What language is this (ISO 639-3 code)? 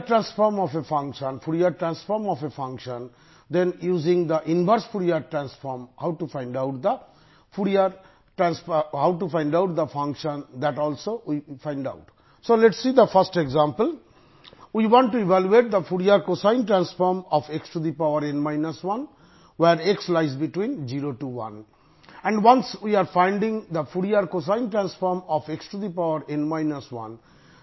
tam